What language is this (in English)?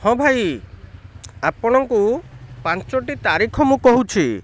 Odia